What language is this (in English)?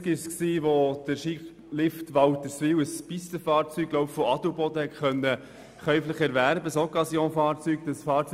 Swiss German